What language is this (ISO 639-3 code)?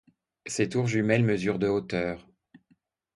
fra